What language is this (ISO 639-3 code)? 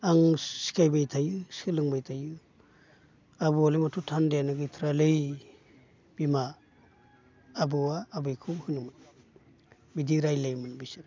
brx